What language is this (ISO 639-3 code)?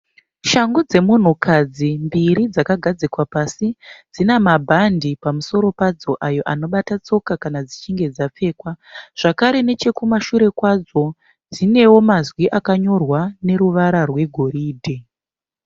sna